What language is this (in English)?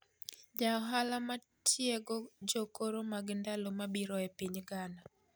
Luo (Kenya and Tanzania)